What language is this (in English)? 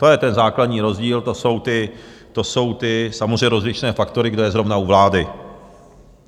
Czech